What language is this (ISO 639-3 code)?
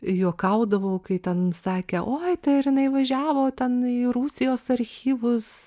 lit